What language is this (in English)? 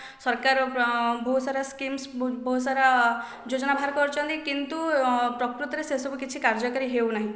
Odia